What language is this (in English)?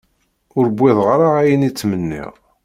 Kabyle